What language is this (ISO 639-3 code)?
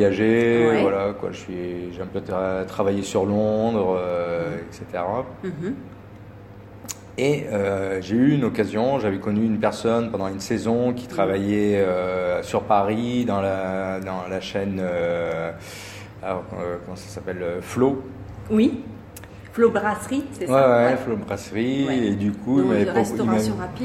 fra